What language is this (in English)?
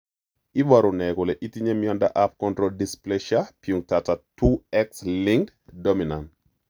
Kalenjin